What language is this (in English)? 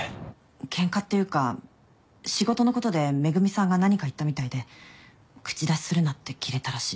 Japanese